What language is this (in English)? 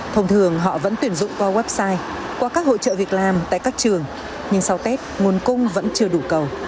Vietnamese